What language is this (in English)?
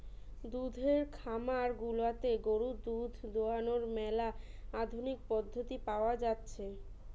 Bangla